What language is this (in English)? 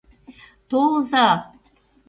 Mari